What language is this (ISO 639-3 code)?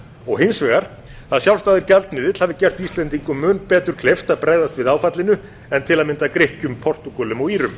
isl